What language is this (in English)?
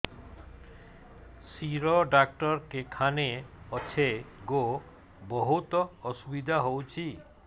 Odia